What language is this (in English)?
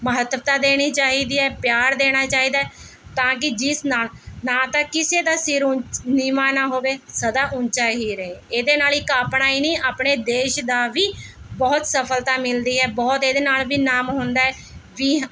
Punjabi